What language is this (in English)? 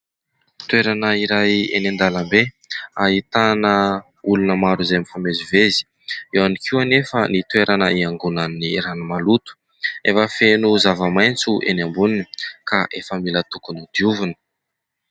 Malagasy